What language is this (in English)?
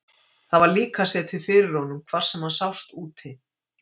Icelandic